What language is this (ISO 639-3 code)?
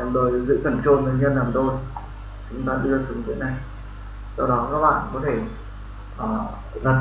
vie